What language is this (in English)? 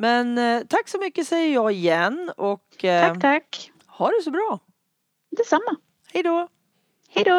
Swedish